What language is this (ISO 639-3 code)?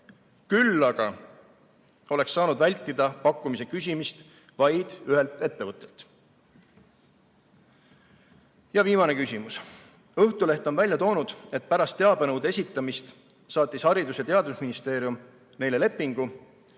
est